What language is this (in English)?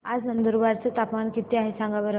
Marathi